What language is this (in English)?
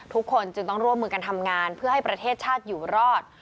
Thai